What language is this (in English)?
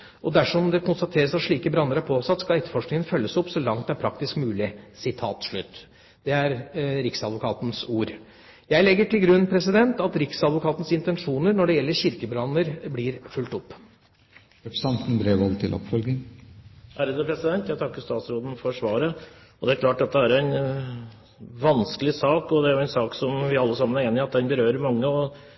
Norwegian Bokmål